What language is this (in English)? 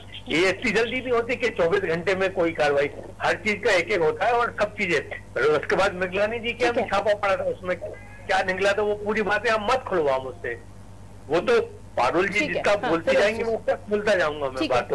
Hindi